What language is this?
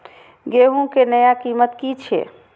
Maithili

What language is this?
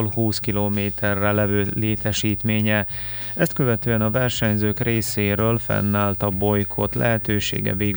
Hungarian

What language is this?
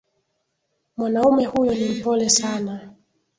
Swahili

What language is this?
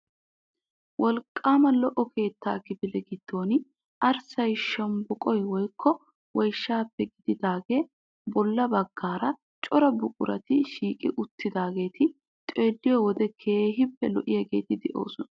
Wolaytta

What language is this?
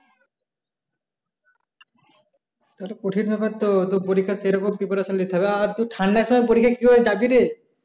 Bangla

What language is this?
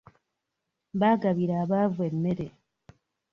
Ganda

